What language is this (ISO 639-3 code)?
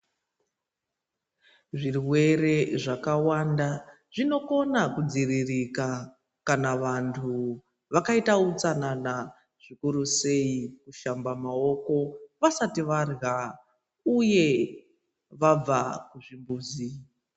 ndc